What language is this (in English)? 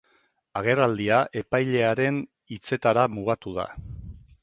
Basque